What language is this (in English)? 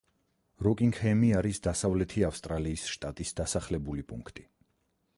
Georgian